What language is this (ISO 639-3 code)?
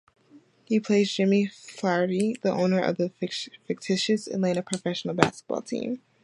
eng